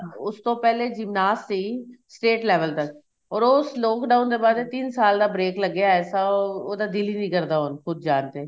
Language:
Punjabi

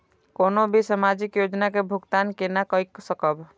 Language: Maithili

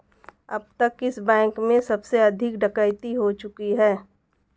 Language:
Hindi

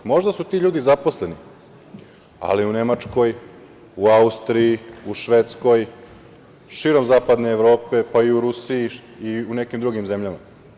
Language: Serbian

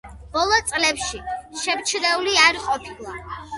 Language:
Georgian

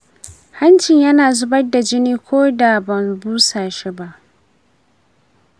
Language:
Hausa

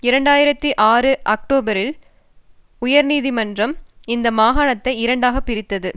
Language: Tamil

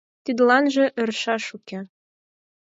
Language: Mari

